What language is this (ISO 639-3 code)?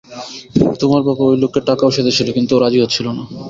ben